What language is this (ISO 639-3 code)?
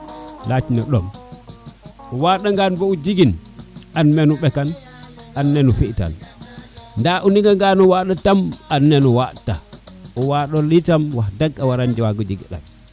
srr